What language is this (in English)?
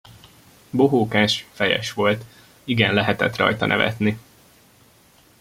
Hungarian